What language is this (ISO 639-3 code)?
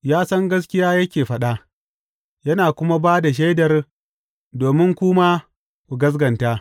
hau